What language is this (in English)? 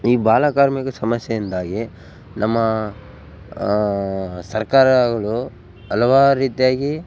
Kannada